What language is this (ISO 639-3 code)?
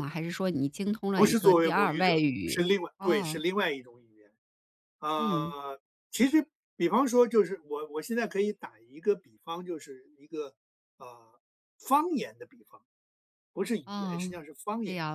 zho